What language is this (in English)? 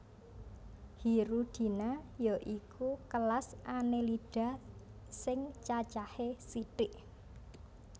Javanese